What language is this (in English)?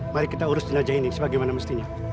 Indonesian